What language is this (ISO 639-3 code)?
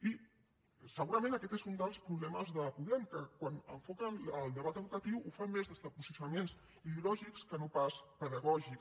cat